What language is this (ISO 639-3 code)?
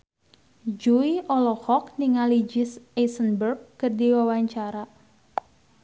sun